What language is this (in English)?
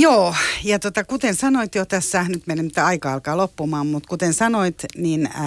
Finnish